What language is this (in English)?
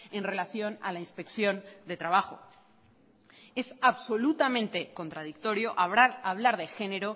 Spanish